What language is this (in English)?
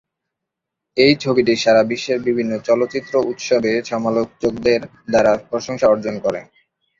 Bangla